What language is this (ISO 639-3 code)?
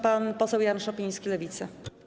pol